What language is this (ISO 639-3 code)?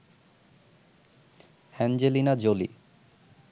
ben